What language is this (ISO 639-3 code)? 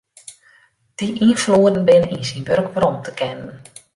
fry